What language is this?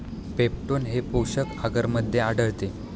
Marathi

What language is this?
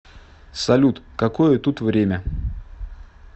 Russian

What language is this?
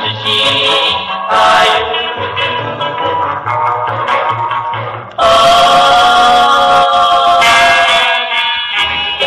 Romanian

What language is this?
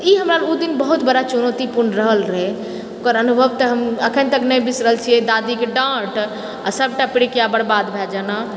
Maithili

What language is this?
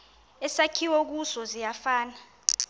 Xhosa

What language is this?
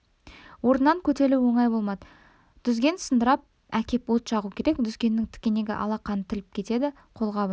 Kazakh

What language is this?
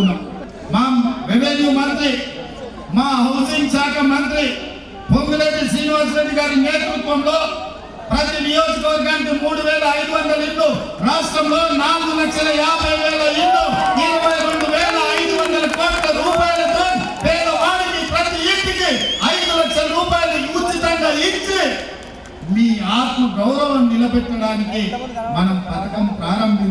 Telugu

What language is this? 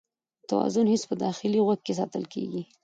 Pashto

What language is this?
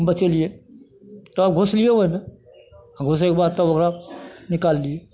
Maithili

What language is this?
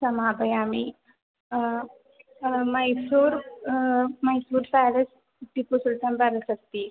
Sanskrit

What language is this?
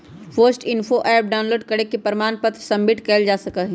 Magahi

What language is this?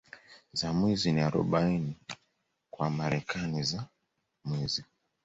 Swahili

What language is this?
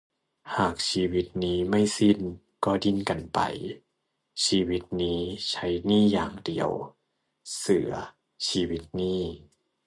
Thai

